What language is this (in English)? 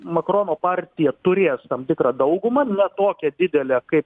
Lithuanian